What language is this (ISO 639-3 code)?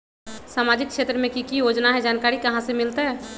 mag